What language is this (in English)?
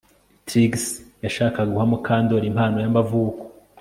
Kinyarwanda